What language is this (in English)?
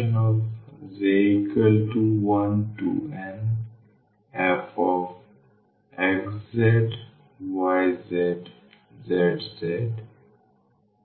Bangla